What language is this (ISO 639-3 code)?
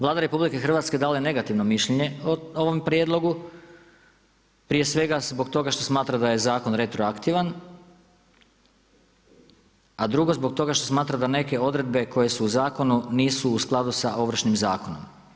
hrv